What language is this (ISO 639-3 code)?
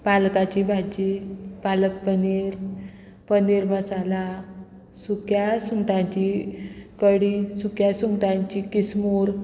kok